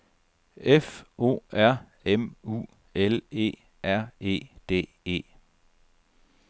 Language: Danish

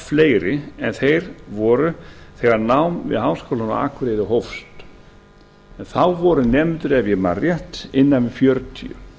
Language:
Icelandic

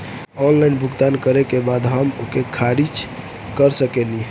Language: Bhojpuri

